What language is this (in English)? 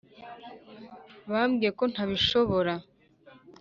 Kinyarwanda